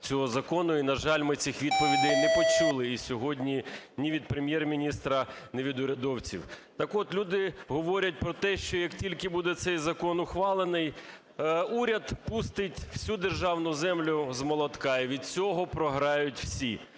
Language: Ukrainian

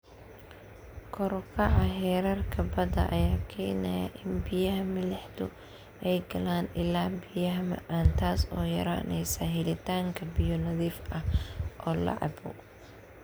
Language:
Somali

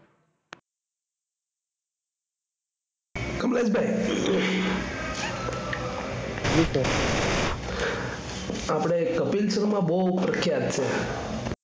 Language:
Gujarati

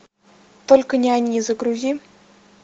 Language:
Russian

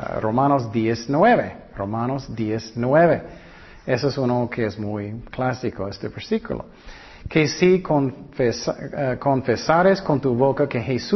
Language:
Spanish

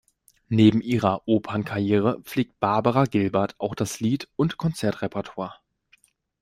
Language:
German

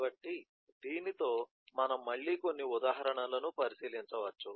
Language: Telugu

